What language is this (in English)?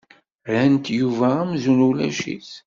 Kabyle